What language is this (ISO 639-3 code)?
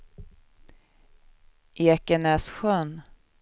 swe